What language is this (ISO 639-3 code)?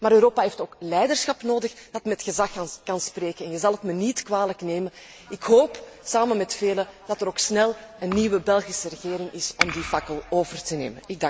nld